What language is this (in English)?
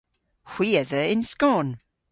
Cornish